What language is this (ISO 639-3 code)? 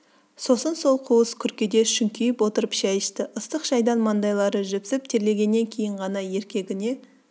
kaz